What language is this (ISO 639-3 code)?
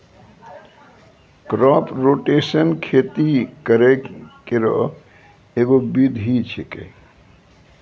mai